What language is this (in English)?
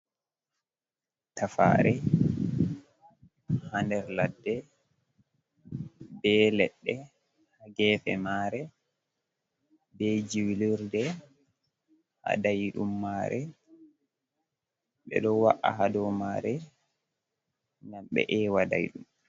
Fula